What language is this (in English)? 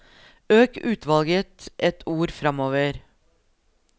Norwegian